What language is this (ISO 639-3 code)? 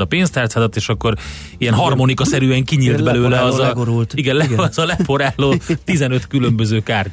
hun